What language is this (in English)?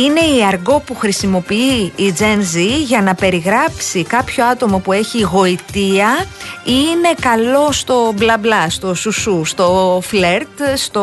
Greek